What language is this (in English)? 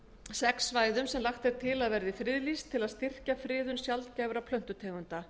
Icelandic